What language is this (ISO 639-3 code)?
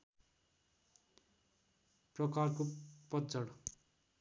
nep